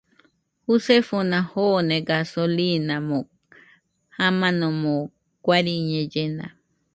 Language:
Nüpode Huitoto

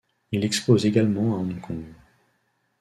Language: French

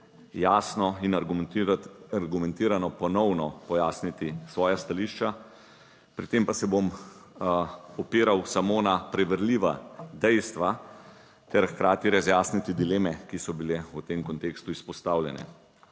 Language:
Slovenian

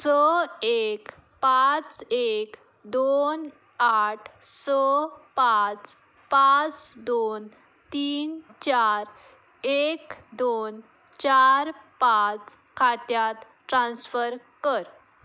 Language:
Konkani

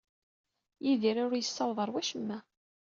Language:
Kabyle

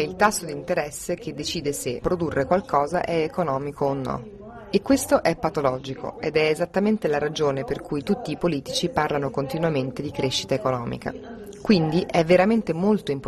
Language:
Italian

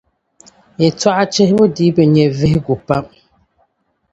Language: Dagbani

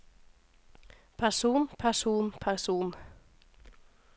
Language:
Norwegian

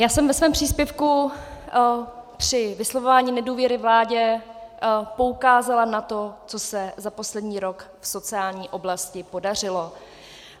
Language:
Czech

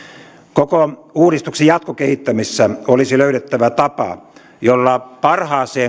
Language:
Finnish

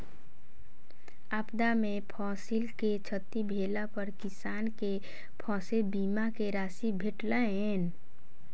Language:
Maithili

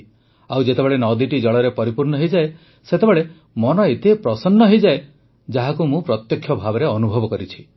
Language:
Odia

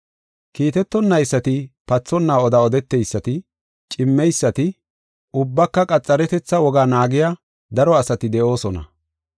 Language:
Gofa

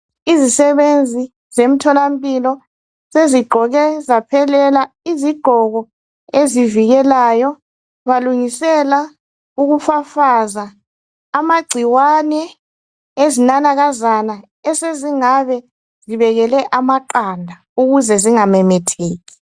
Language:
North Ndebele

